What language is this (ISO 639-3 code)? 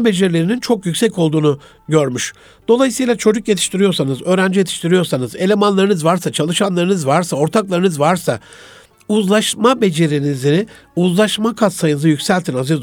tur